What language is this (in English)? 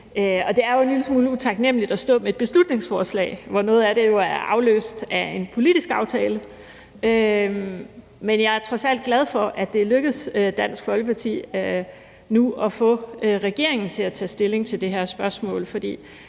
Danish